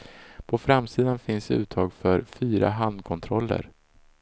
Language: Swedish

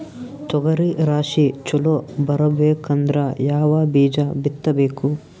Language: Kannada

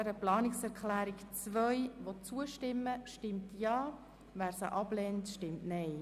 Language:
Swiss German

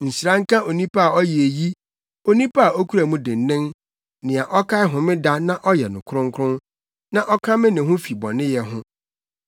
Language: Akan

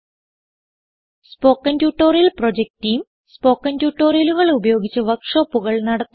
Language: Malayalam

